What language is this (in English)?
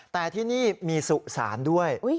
Thai